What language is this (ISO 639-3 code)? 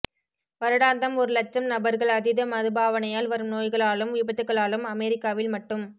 tam